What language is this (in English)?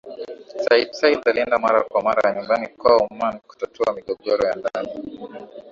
Swahili